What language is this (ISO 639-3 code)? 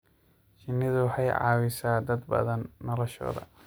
som